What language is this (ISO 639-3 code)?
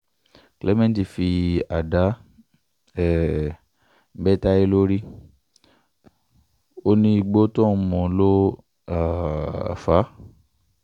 yor